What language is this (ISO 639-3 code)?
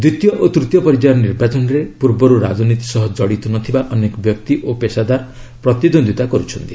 ori